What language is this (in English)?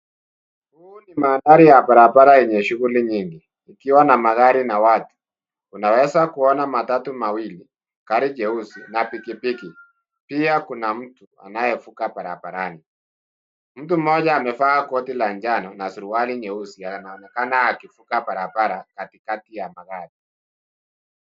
Swahili